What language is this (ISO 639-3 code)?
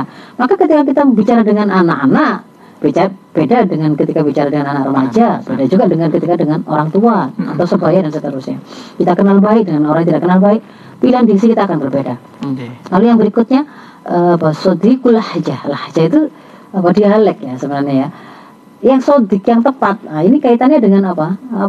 ind